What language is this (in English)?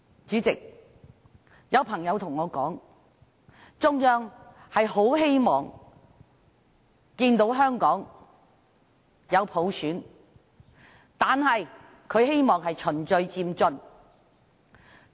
Cantonese